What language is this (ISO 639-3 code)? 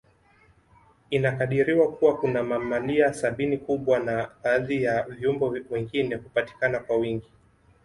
swa